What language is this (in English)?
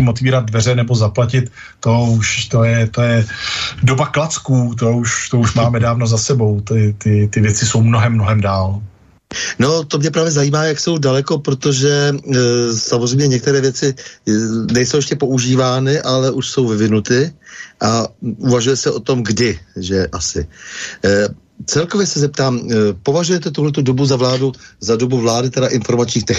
Czech